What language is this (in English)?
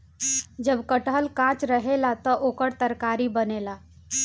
Bhojpuri